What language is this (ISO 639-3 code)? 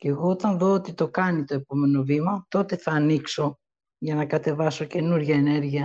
ell